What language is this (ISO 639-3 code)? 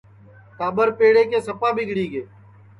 ssi